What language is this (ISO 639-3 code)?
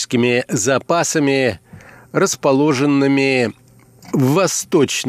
rus